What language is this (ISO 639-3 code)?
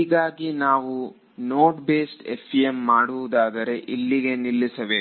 kan